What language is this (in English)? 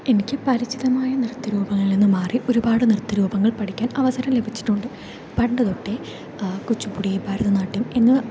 Malayalam